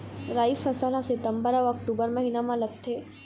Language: Chhattisgarhi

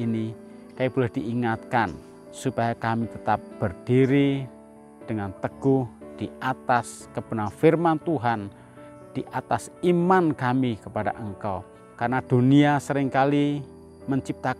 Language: Indonesian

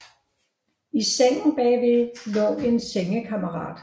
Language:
Danish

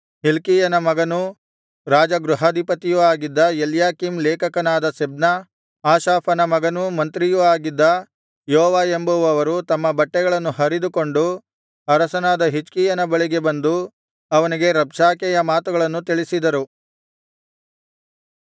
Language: Kannada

